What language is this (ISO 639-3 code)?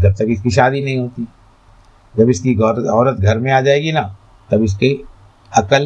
hin